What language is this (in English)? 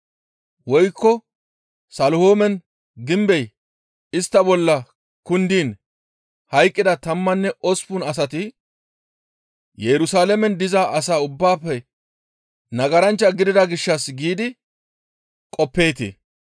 Gamo